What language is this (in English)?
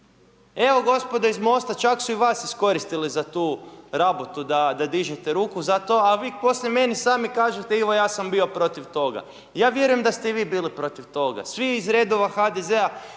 Croatian